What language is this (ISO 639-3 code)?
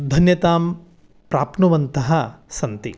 san